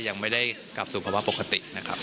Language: Thai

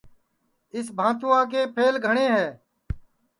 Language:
Sansi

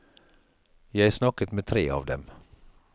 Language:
Norwegian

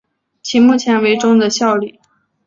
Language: Chinese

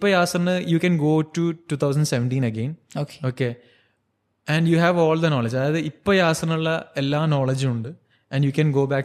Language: Malayalam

